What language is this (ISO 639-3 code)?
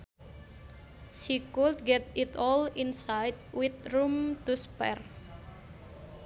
sun